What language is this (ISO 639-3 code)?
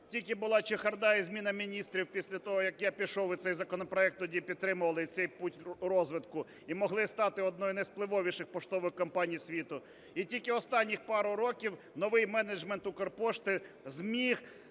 ukr